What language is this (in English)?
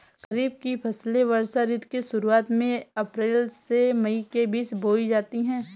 Hindi